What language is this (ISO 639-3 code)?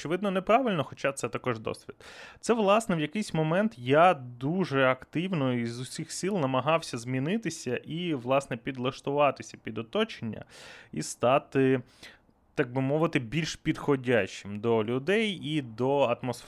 ukr